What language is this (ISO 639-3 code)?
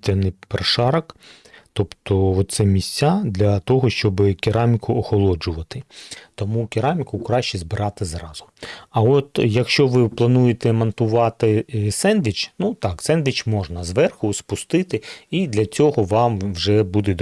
ukr